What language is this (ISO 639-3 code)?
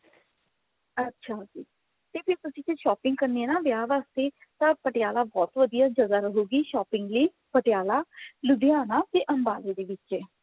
pan